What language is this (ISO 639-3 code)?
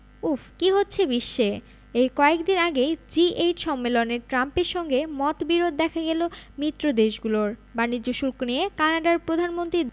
ben